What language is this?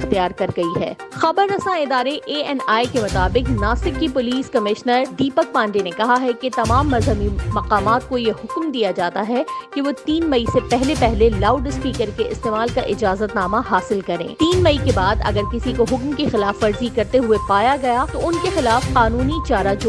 Urdu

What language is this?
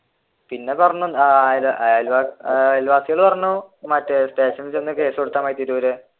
Malayalam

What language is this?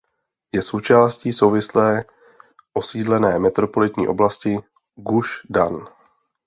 Czech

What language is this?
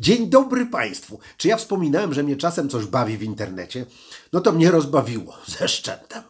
Polish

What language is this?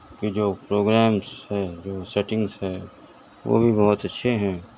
Urdu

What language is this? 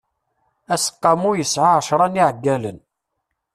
Kabyle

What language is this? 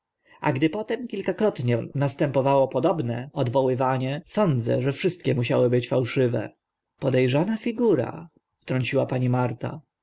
Polish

